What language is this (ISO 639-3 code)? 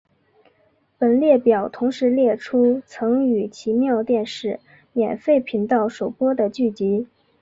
zho